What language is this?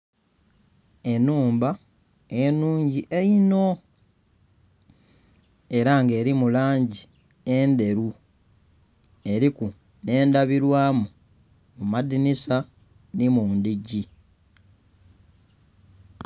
Soga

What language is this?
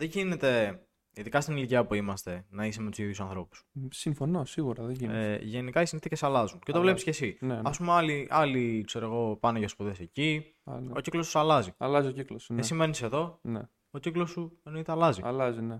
Greek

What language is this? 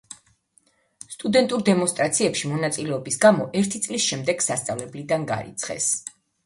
Georgian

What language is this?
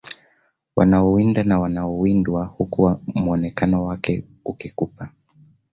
Swahili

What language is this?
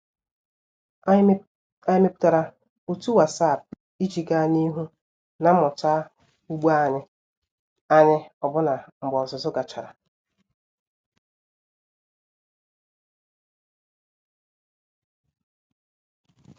Igbo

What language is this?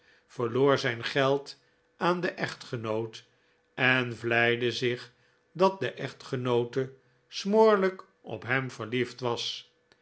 Dutch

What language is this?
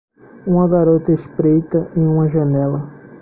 Portuguese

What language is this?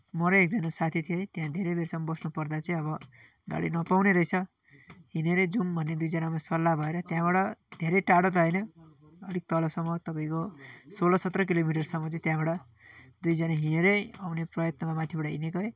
Nepali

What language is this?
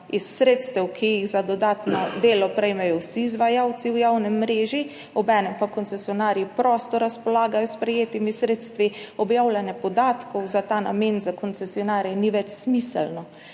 Slovenian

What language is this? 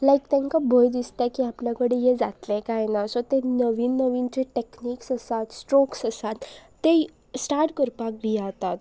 Konkani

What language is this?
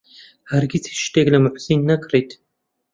Central Kurdish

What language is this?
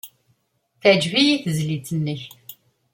Kabyle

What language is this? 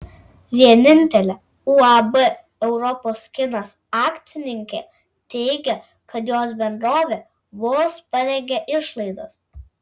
Lithuanian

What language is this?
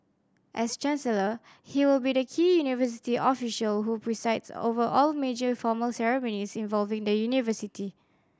English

